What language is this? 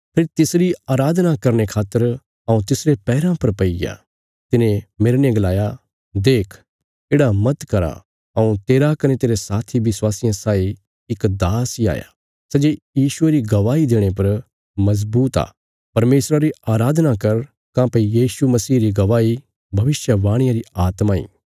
Bilaspuri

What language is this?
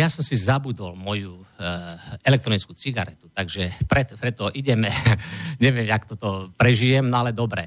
Slovak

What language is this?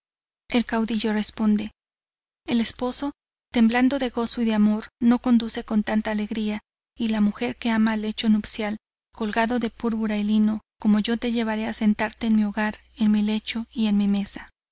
Spanish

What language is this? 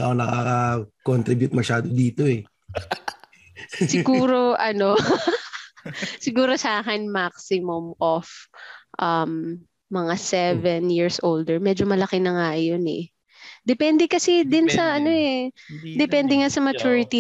Filipino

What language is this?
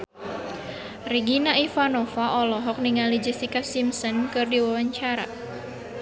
Sundanese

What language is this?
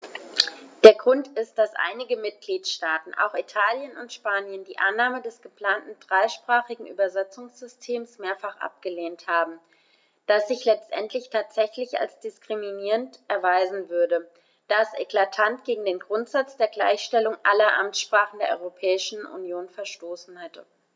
German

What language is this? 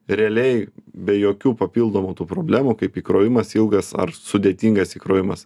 Lithuanian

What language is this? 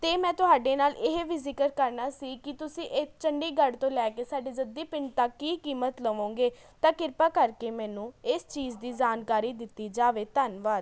Punjabi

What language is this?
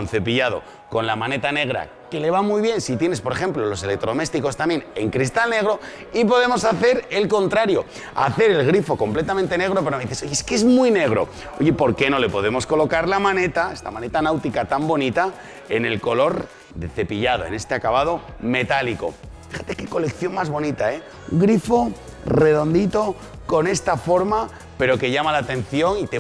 Spanish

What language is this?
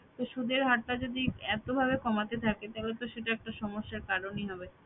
Bangla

